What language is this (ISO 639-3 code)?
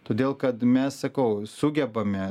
lit